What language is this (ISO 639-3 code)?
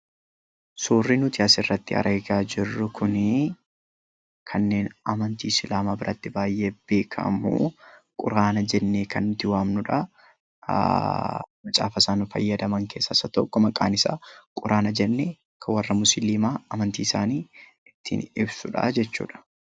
orm